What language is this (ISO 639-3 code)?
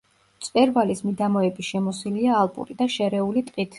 kat